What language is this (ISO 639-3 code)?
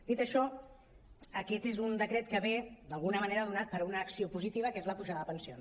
cat